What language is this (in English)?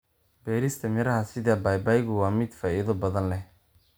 Somali